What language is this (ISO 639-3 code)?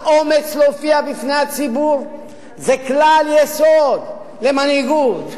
heb